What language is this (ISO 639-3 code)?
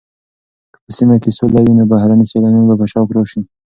pus